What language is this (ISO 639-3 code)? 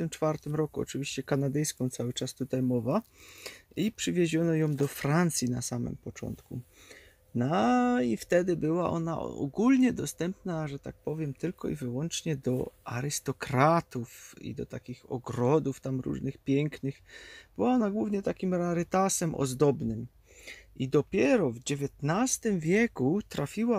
pol